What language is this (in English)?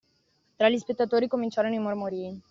Italian